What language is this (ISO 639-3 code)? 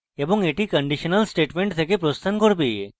ben